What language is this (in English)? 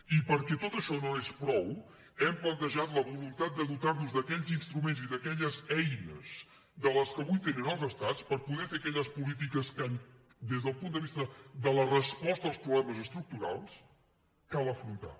Catalan